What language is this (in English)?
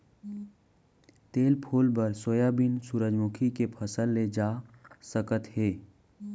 Chhattisgarhi